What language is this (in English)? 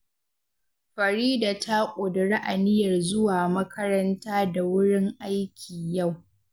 Hausa